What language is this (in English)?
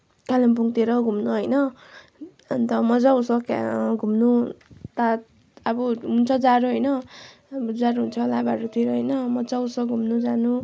Nepali